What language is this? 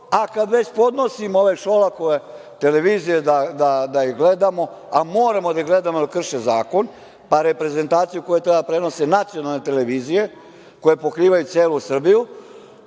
Serbian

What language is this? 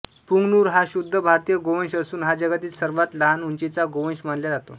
Marathi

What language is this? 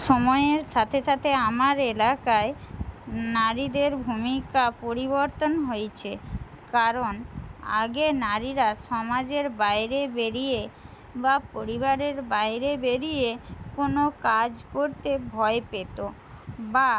Bangla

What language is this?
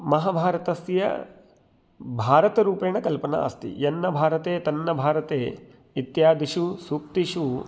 Sanskrit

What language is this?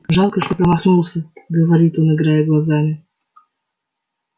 Russian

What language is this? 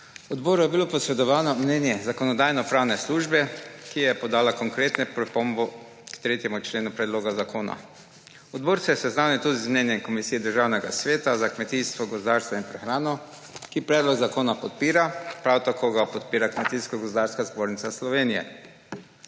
Slovenian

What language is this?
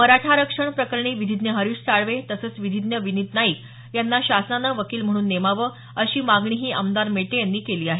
Marathi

